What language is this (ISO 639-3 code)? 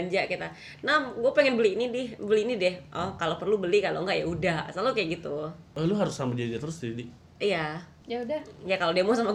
ind